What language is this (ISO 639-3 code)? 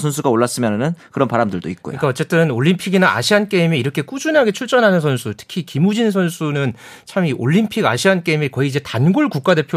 kor